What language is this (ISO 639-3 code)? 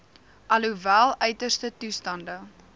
afr